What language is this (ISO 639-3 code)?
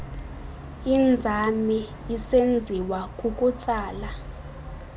xho